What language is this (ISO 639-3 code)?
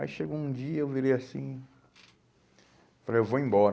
por